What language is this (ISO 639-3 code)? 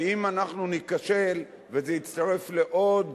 heb